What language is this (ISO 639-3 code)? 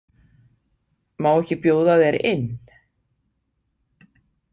isl